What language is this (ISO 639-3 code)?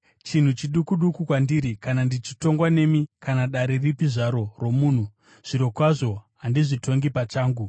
sna